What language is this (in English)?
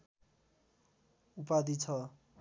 Nepali